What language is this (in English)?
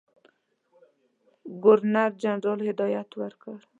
Pashto